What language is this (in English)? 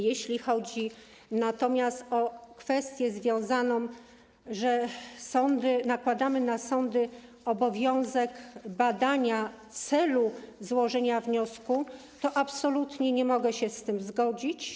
Polish